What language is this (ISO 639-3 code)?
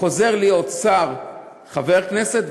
heb